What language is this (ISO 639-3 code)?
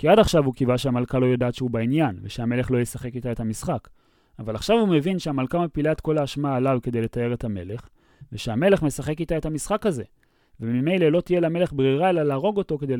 heb